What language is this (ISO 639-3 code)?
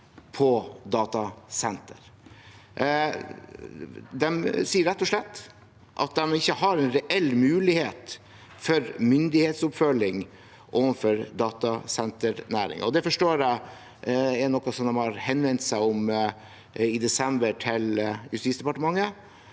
nor